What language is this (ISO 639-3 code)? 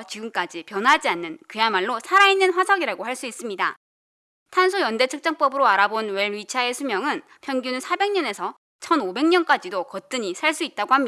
kor